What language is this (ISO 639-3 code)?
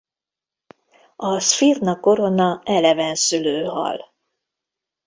hun